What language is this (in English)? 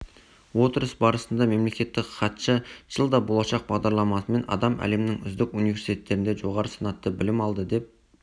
Kazakh